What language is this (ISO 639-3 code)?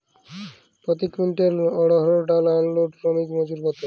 ben